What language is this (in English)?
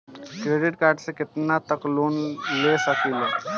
Bhojpuri